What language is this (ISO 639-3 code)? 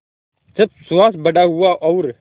hin